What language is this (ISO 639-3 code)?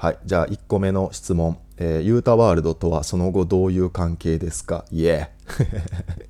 jpn